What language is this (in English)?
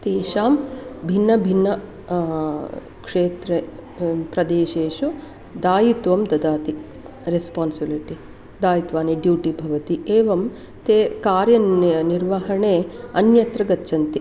Sanskrit